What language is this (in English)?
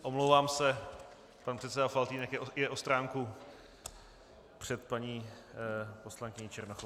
Czech